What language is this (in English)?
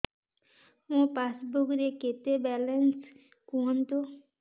Odia